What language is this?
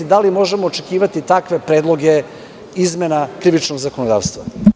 Serbian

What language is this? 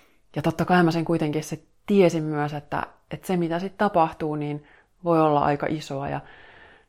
Finnish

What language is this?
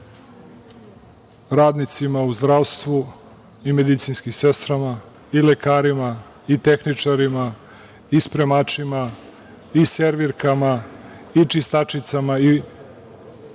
Serbian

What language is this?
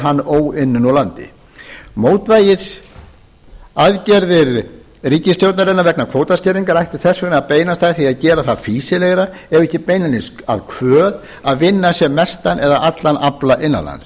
Icelandic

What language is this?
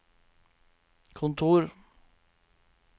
Norwegian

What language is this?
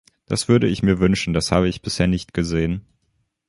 German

